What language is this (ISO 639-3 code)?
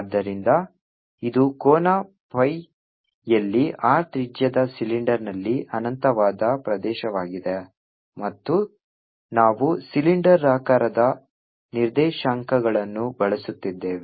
kan